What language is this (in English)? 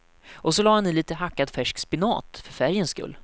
Swedish